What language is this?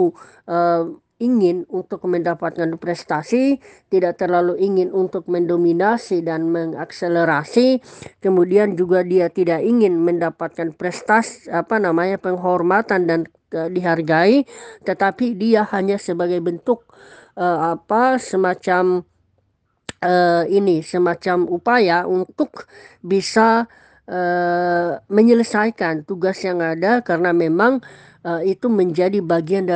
Indonesian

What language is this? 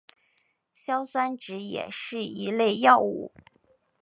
Chinese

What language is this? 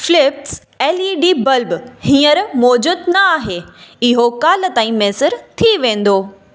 Sindhi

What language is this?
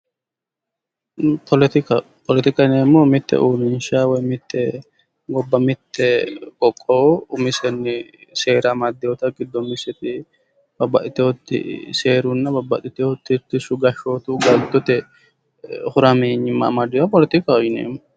Sidamo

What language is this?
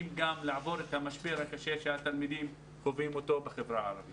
Hebrew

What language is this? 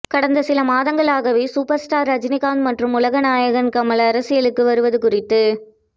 Tamil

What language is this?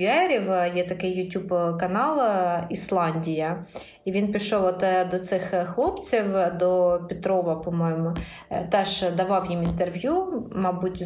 Ukrainian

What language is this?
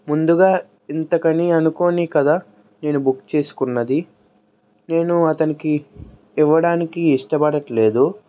Telugu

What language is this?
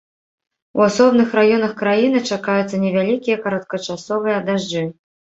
Belarusian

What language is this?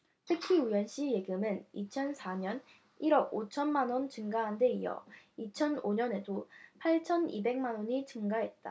Korean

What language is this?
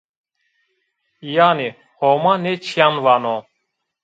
Zaza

